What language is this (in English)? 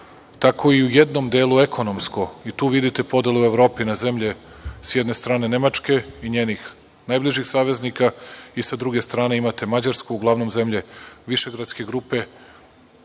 Serbian